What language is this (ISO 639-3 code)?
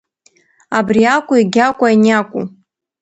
abk